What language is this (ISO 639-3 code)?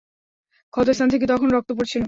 ben